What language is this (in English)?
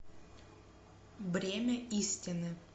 Russian